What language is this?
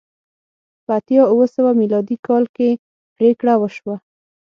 Pashto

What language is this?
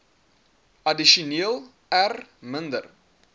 Afrikaans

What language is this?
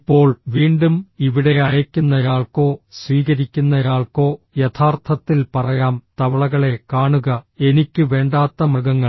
Malayalam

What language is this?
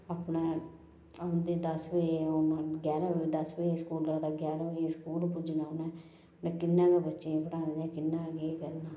Dogri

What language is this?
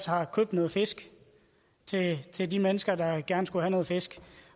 Danish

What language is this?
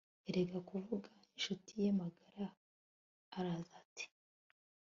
Kinyarwanda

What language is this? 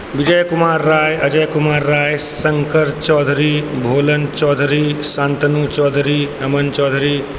Maithili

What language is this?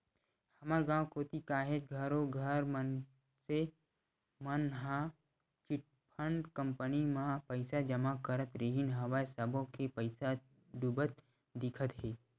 Chhattisgarhi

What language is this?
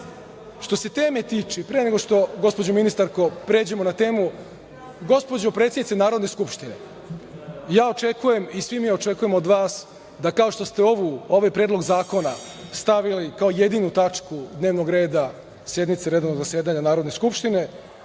Serbian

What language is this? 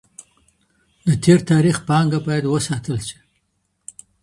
Pashto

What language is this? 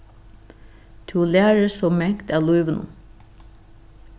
Faroese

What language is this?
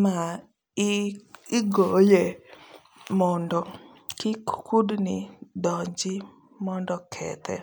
Luo (Kenya and Tanzania)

